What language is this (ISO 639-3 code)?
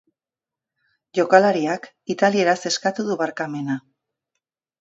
eus